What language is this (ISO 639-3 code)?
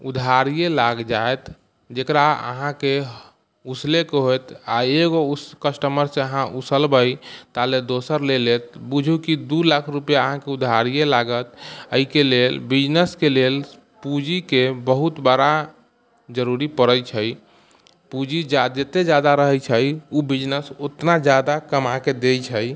mai